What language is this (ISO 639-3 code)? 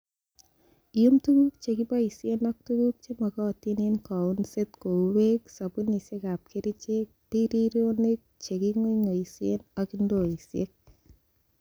kln